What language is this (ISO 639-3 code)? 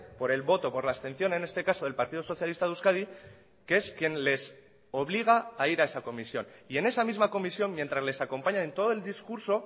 spa